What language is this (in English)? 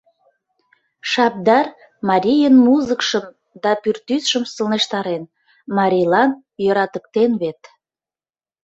Mari